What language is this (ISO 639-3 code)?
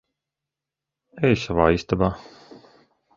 lav